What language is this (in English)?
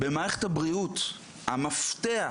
Hebrew